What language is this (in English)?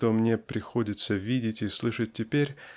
Russian